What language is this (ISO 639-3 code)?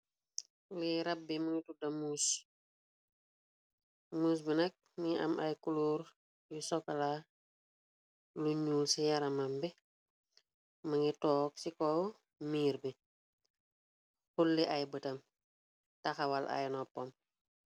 wol